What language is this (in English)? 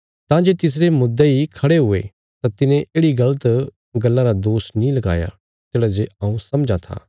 Bilaspuri